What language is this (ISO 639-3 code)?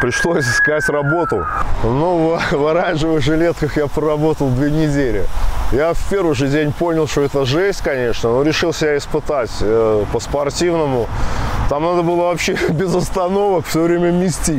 rus